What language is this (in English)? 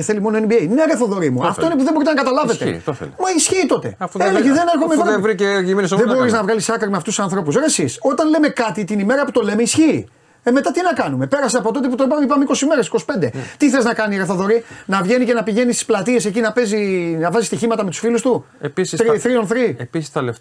Greek